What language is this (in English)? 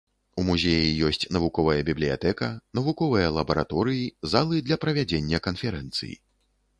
Belarusian